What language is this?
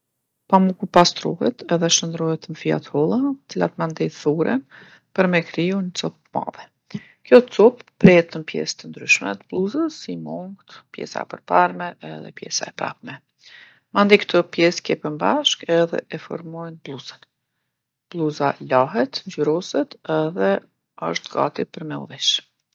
Gheg Albanian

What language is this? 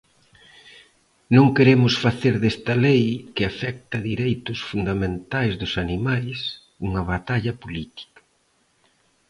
Galician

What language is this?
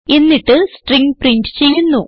Malayalam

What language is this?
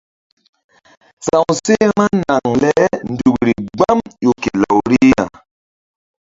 Mbum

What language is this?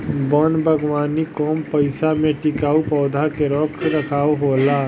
Bhojpuri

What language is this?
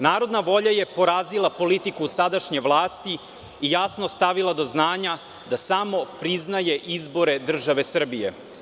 Serbian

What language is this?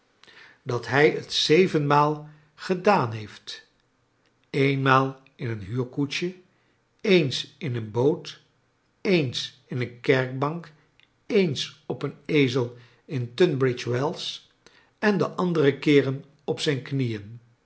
Dutch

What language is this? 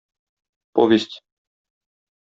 Tatar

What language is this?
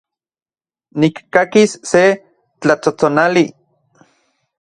Central Puebla Nahuatl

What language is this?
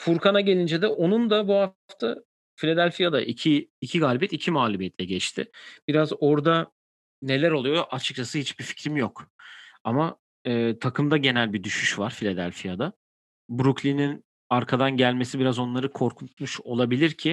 Turkish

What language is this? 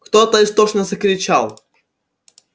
Russian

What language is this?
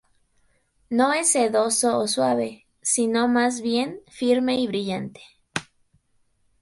Spanish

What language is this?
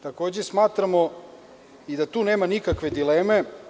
Serbian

